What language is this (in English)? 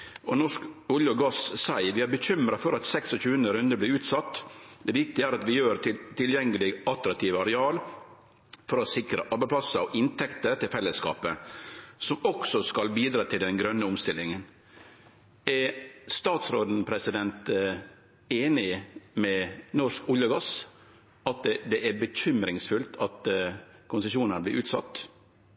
Norwegian Nynorsk